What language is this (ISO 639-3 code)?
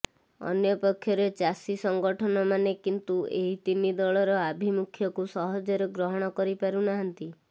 ori